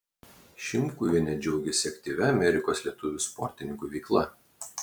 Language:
Lithuanian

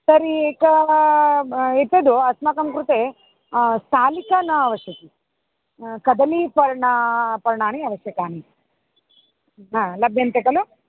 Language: Sanskrit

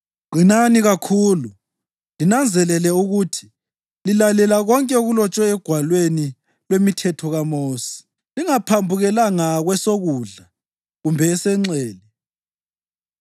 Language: North Ndebele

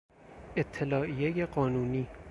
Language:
Persian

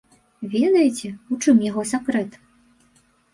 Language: Belarusian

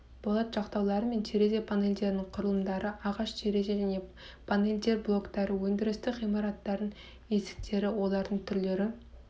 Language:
Kazakh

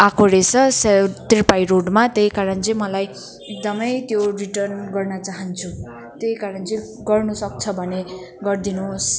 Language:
Nepali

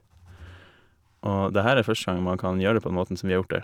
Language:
Norwegian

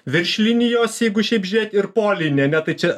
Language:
Lithuanian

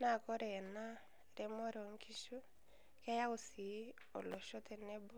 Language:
Masai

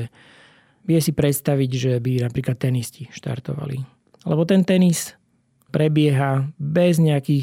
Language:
Slovak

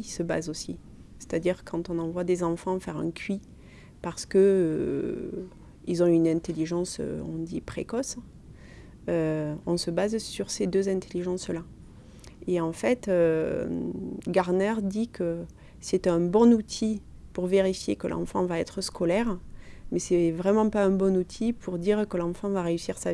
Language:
French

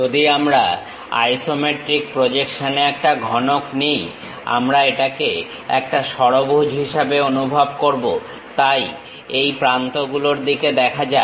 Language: Bangla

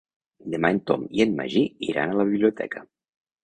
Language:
Catalan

